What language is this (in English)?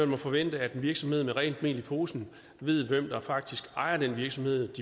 Danish